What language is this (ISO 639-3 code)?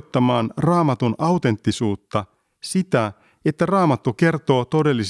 fin